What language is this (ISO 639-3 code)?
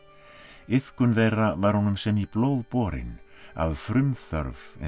isl